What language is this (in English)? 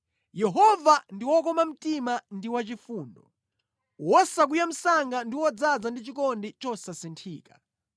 Nyanja